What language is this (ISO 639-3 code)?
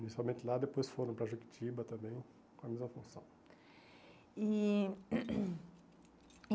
por